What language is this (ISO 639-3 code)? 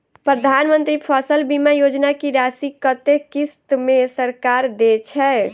mai